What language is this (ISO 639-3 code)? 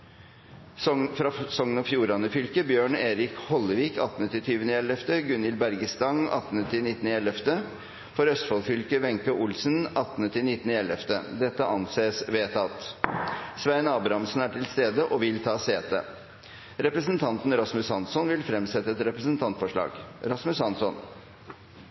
nob